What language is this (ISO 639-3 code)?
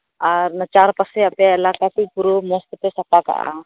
sat